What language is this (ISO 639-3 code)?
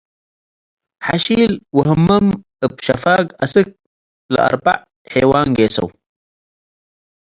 tig